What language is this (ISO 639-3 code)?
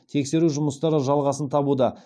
kaz